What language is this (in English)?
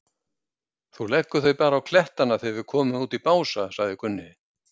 Icelandic